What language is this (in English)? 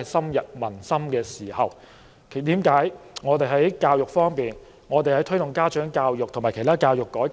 Cantonese